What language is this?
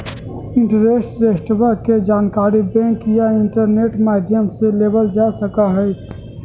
Magahi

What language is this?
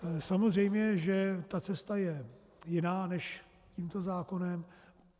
Czech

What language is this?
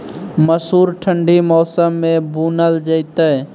Maithili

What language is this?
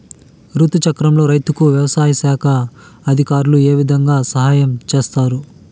Telugu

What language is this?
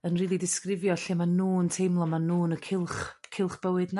Welsh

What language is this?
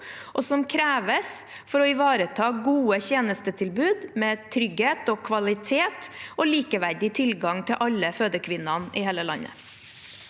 Norwegian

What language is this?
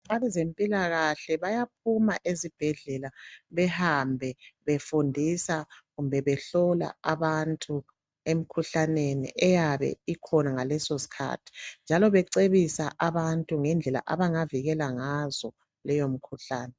North Ndebele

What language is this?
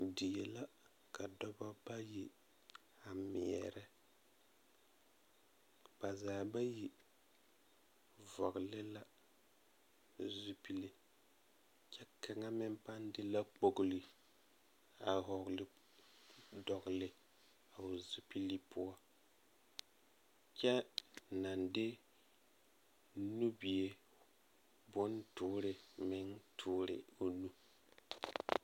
Southern Dagaare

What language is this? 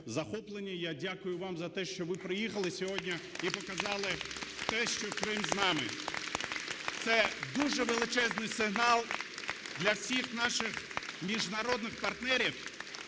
Ukrainian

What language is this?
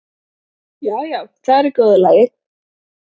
Icelandic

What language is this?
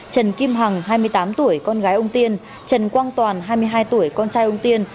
Vietnamese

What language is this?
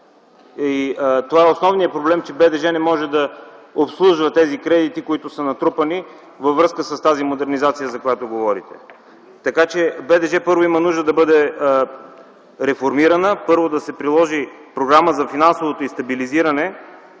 Bulgarian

